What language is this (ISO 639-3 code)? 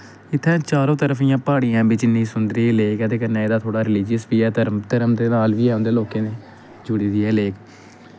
doi